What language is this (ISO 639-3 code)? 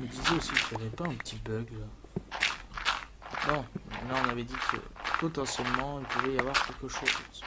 fra